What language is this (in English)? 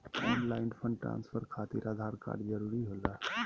Magahi